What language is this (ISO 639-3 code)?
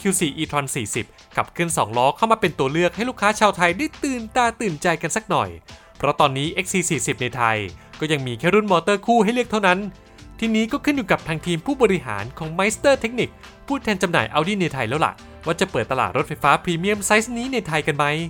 tha